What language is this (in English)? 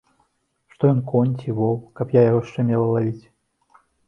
Belarusian